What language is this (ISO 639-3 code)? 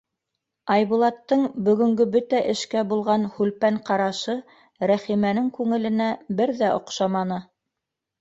bak